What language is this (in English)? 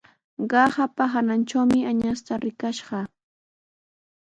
Sihuas Ancash Quechua